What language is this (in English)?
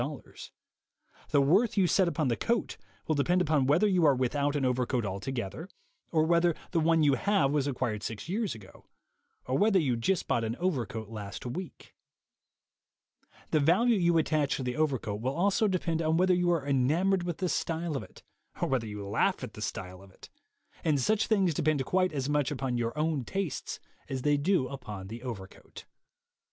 English